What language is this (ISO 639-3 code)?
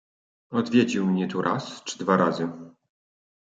pol